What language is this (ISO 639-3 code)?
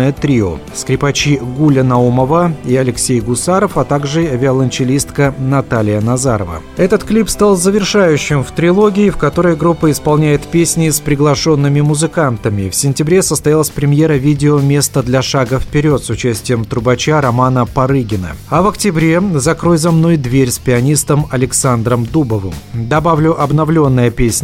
rus